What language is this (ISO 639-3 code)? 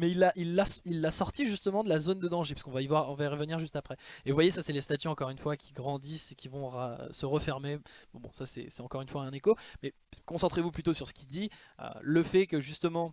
fra